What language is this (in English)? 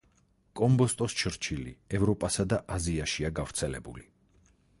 Georgian